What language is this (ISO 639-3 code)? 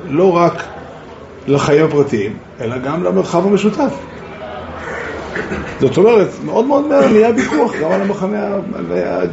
heb